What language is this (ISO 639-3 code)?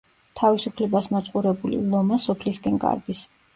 kat